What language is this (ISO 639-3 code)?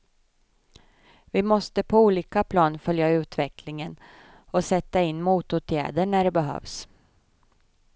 swe